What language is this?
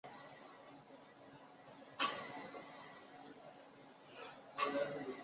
Chinese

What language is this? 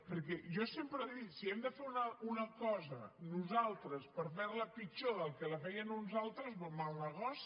Catalan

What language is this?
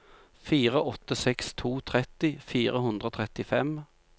Norwegian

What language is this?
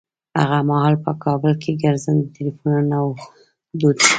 Pashto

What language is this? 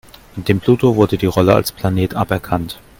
German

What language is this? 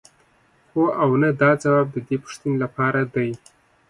Pashto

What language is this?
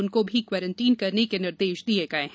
Hindi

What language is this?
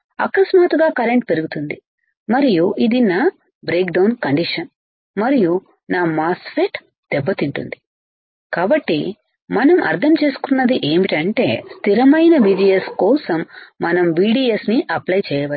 Telugu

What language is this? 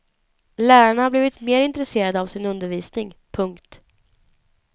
Swedish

